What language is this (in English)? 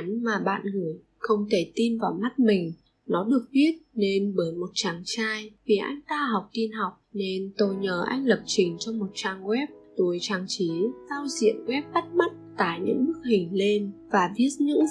Vietnamese